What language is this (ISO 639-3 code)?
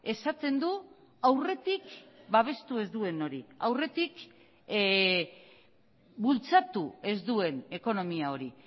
eus